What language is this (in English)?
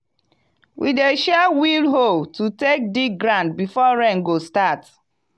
Nigerian Pidgin